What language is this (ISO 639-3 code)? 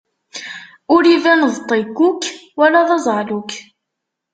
kab